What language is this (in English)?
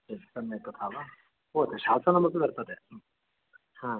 Sanskrit